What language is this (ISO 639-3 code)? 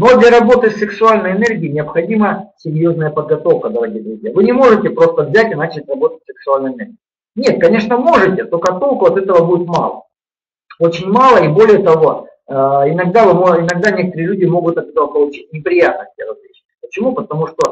rus